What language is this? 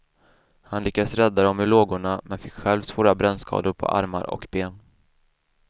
Swedish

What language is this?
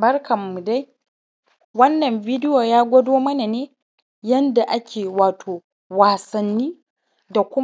Hausa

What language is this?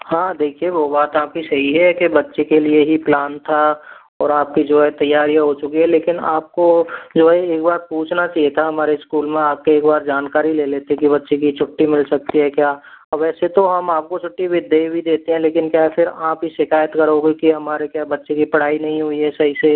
Hindi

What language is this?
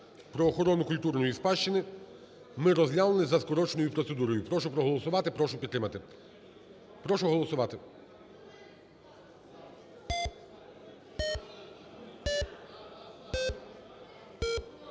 Ukrainian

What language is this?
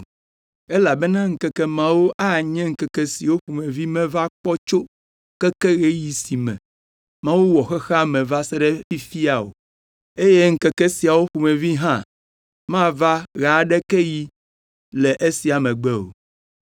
Ewe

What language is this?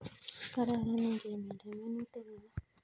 Kalenjin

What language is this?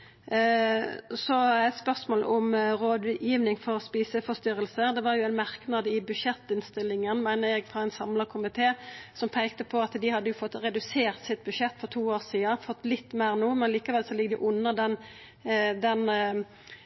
Norwegian Nynorsk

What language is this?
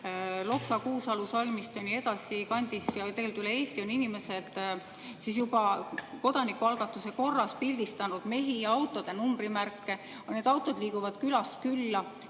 Estonian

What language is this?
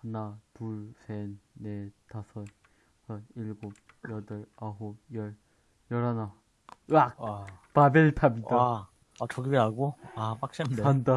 Korean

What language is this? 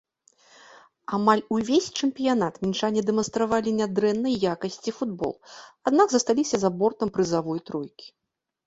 Belarusian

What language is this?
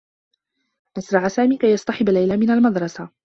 Arabic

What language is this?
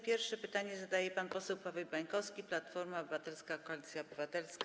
Polish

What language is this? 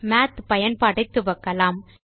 Tamil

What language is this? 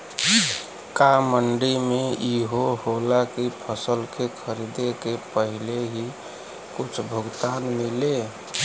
Bhojpuri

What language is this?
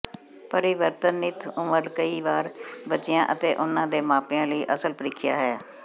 Punjabi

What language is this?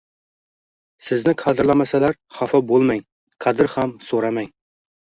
Uzbek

